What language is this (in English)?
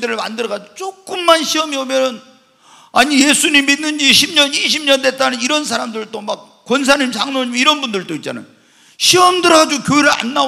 Korean